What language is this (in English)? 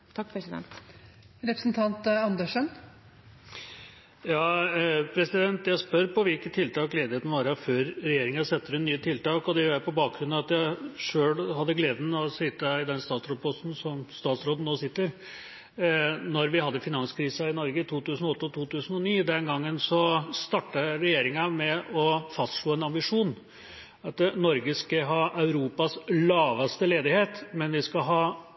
Norwegian Bokmål